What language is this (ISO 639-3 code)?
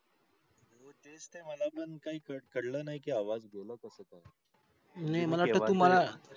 mar